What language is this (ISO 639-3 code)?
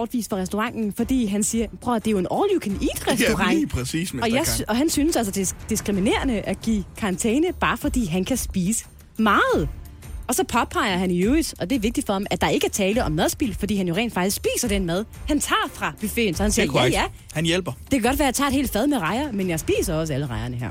dan